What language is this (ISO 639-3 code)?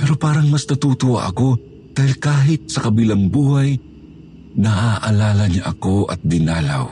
fil